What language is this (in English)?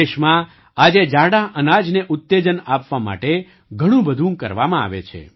Gujarati